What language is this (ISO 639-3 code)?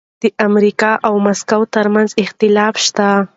pus